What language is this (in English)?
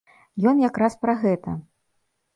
Belarusian